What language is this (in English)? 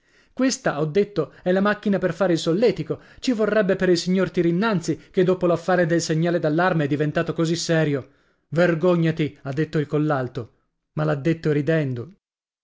Italian